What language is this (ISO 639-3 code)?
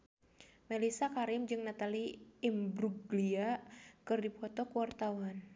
sun